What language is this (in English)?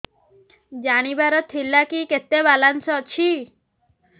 Odia